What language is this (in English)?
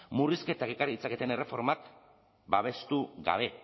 Basque